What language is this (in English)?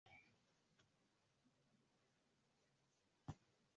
Swahili